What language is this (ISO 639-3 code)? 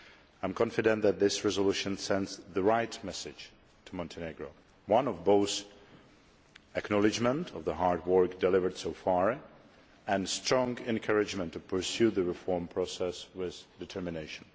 eng